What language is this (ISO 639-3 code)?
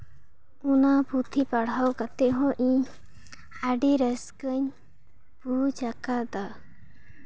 sat